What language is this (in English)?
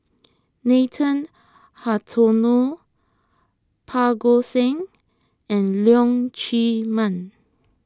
English